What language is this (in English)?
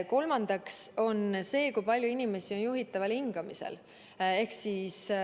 Estonian